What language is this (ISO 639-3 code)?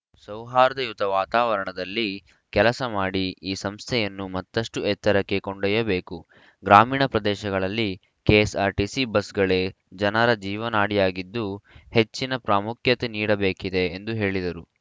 kan